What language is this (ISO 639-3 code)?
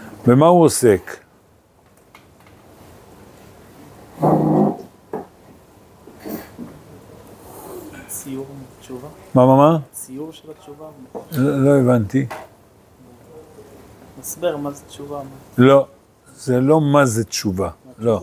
heb